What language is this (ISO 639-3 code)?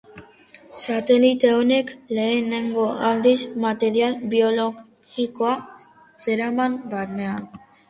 eus